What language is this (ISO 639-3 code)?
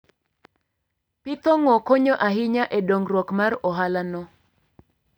luo